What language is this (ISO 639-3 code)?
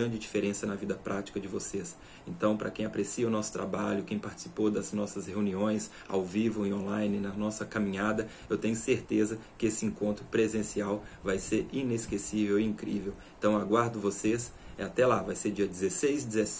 por